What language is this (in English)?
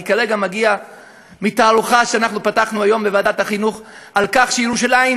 Hebrew